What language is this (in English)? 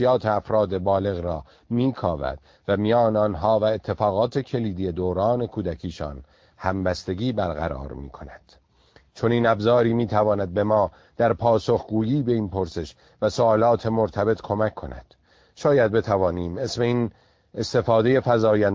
Persian